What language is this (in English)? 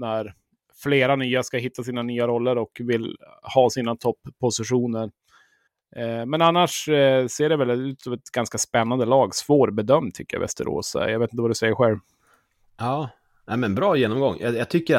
Swedish